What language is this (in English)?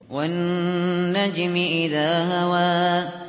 Arabic